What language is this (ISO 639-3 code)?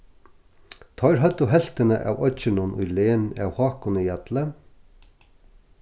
fao